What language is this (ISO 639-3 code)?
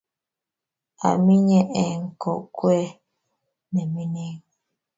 kln